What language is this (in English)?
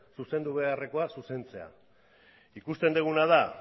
Basque